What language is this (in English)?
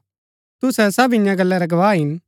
Gaddi